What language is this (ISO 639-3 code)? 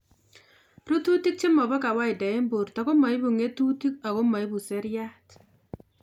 kln